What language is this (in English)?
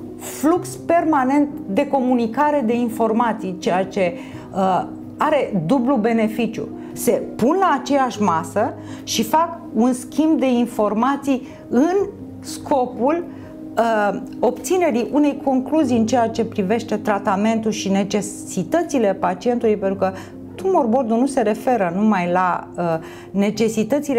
Romanian